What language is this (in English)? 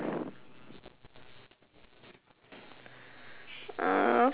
English